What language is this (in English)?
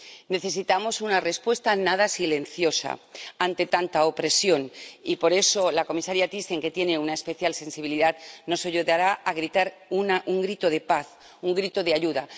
Spanish